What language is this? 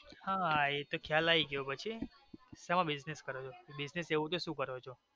Gujarati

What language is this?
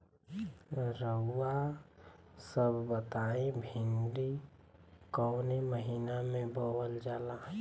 Bhojpuri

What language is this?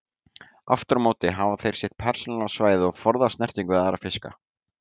Icelandic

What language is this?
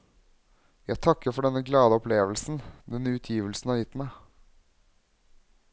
Norwegian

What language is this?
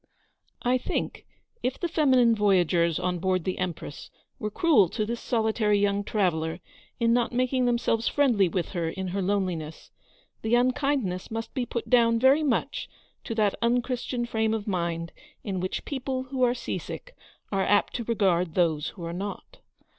English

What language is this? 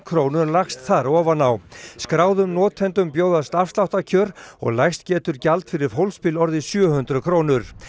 Icelandic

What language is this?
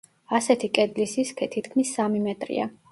Georgian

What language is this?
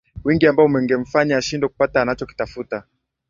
Swahili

